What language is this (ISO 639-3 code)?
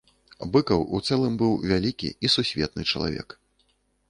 bel